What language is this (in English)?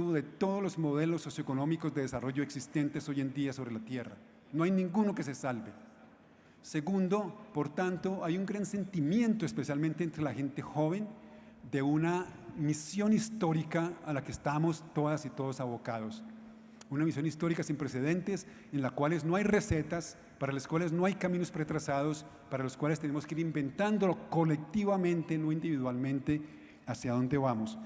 Spanish